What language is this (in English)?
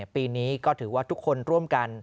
Thai